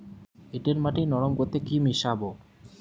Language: Bangla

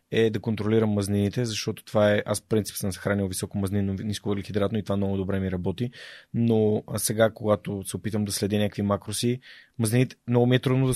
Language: Bulgarian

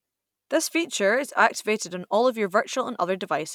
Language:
English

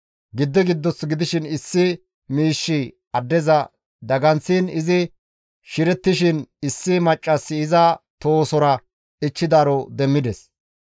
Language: Gamo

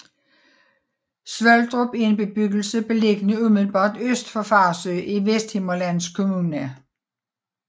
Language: Danish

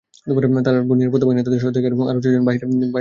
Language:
Bangla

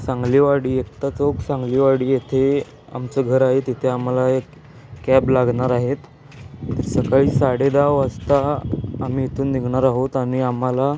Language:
Marathi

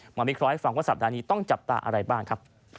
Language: Thai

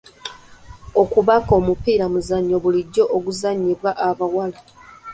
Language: Ganda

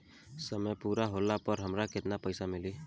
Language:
Bhojpuri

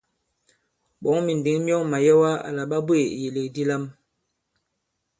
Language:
Bankon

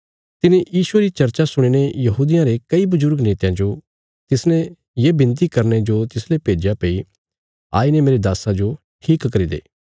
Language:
Bilaspuri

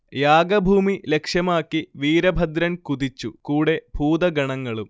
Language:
Malayalam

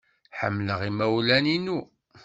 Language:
Kabyle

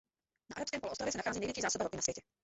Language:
Czech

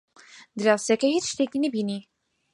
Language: Central Kurdish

